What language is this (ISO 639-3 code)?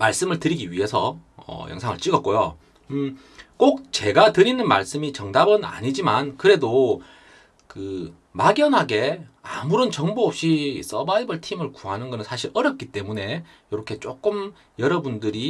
kor